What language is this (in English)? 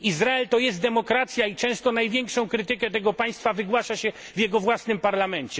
Polish